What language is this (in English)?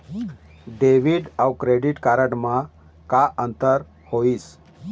Chhattisgarhi